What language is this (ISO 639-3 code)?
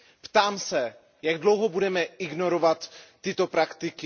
ces